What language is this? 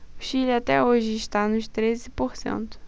Portuguese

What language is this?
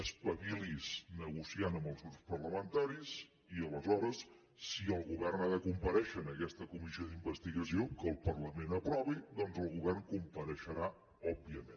Catalan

